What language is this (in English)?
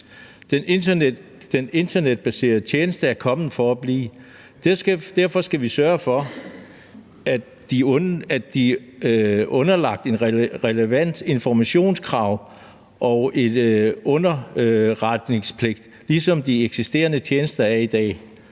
Danish